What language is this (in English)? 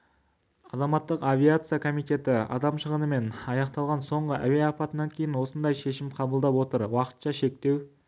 Kazakh